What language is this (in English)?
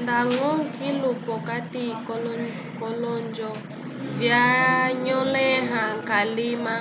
Umbundu